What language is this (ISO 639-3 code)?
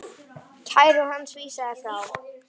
isl